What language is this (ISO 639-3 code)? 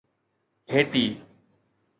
snd